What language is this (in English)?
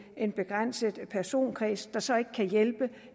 Danish